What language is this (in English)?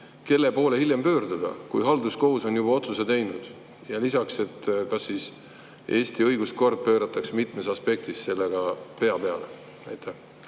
Estonian